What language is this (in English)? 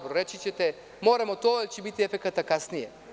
Serbian